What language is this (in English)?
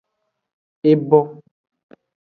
Aja (Benin)